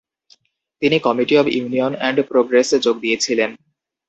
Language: Bangla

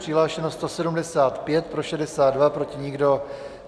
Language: Czech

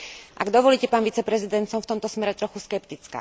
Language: Slovak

